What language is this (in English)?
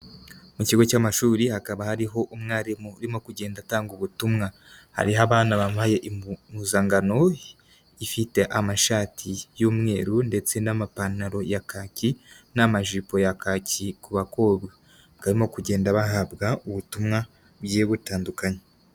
Kinyarwanda